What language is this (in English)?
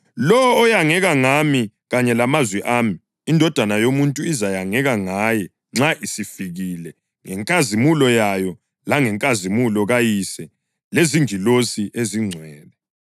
North Ndebele